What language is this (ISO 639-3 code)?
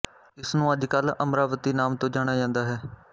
pan